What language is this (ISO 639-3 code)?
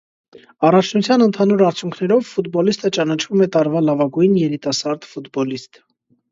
hye